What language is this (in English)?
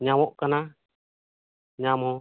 Santali